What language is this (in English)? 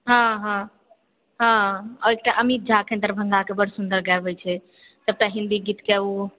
Maithili